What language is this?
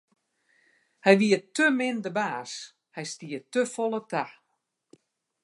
Western Frisian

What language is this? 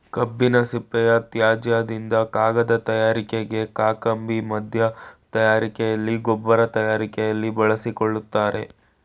Kannada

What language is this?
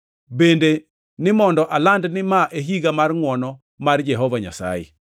Luo (Kenya and Tanzania)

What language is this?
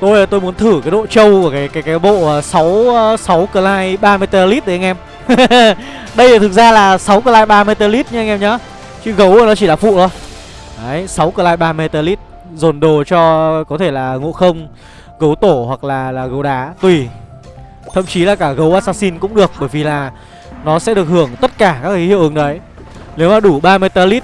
Vietnamese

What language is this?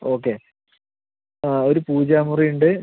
Malayalam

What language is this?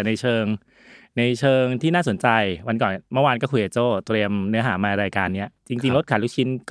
Thai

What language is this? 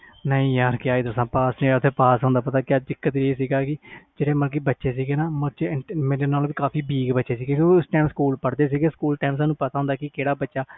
Punjabi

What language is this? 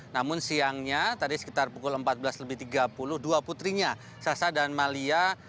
Indonesian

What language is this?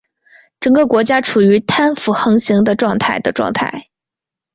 Chinese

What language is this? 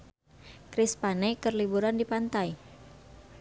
Sundanese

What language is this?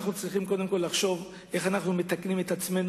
Hebrew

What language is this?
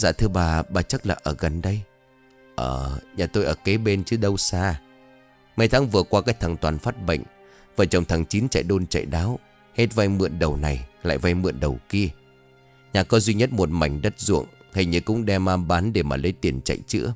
Vietnamese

